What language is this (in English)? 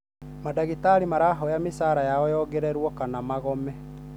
Kikuyu